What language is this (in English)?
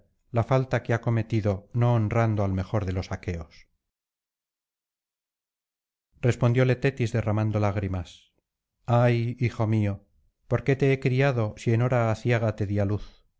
Spanish